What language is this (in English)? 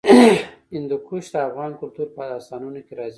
Pashto